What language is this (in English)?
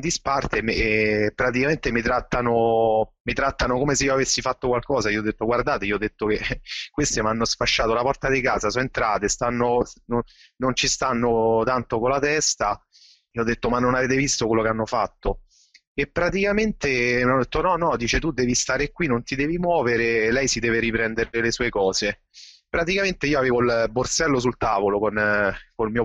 Italian